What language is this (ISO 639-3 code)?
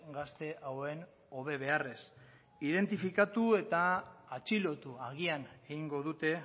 eus